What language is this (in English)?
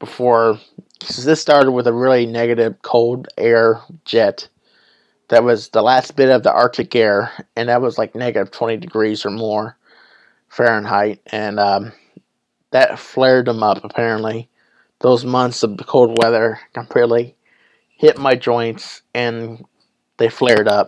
English